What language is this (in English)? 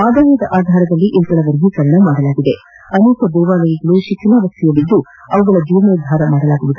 Kannada